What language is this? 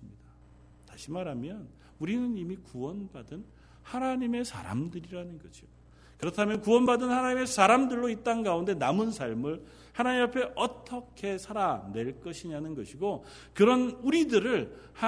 Korean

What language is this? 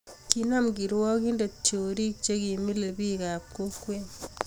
Kalenjin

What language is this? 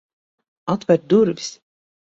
Latvian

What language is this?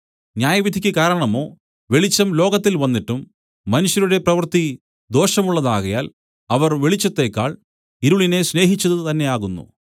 Malayalam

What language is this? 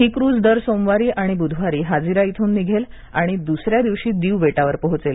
Marathi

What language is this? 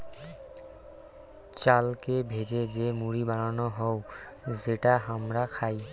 Bangla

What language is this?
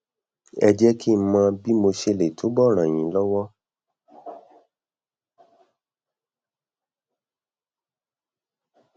Yoruba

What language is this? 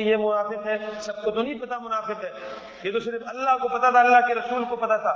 Urdu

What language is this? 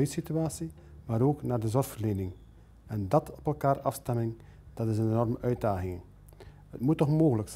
Dutch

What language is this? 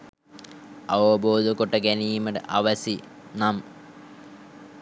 Sinhala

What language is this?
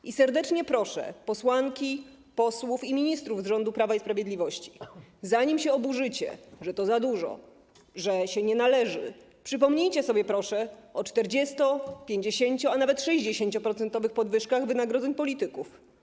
Polish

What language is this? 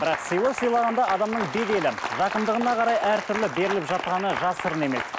Kazakh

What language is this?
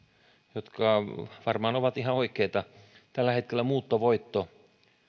Finnish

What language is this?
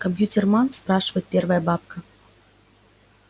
Russian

